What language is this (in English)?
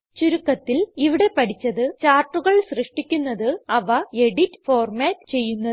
Malayalam